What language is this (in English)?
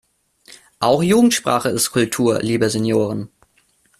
German